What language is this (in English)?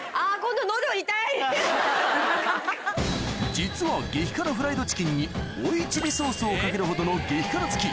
Japanese